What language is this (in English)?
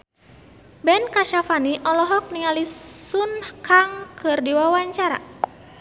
Sundanese